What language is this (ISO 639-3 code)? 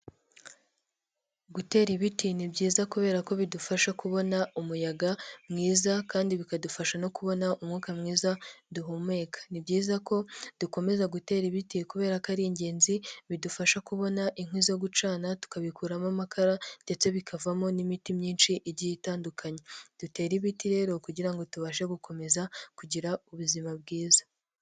kin